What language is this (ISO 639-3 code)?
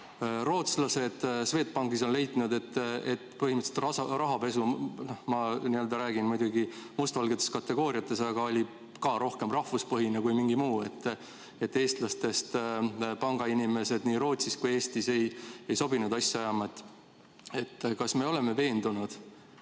est